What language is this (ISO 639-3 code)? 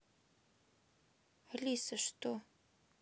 rus